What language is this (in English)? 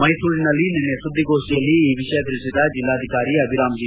Kannada